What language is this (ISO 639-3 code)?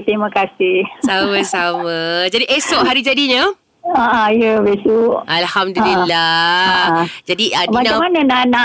msa